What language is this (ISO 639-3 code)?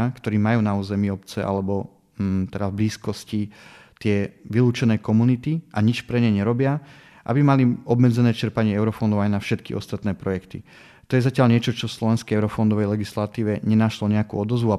slk